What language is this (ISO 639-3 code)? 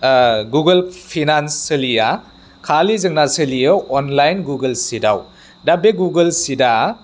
brx